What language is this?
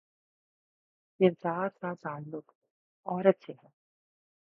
Urdu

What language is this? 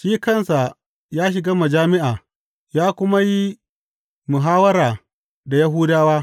Hausa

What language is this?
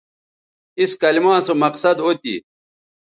Bateri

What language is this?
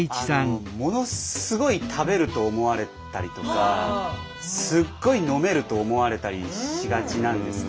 Japanese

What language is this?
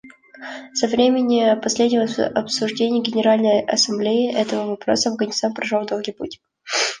Russian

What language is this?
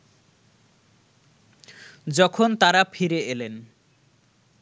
Bangla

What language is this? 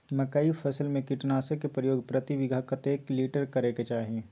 Maithili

